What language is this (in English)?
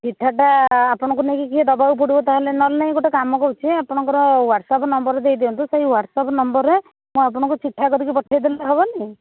Odia